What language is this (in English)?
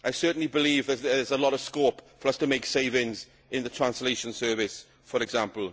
English